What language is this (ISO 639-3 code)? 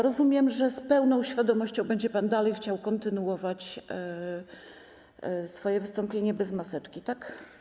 pol